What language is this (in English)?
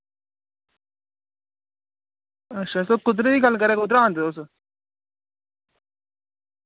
Dogri